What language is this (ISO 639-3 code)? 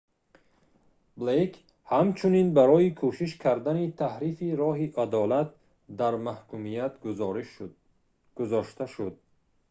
tgk